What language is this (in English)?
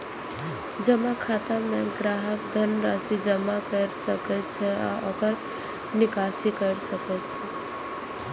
Maithili